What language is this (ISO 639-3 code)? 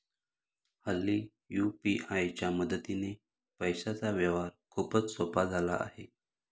mar